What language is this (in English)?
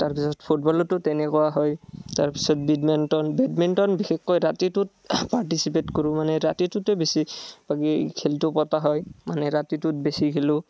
Assamese